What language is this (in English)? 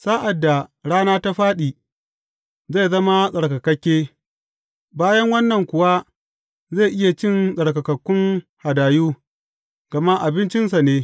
Hausa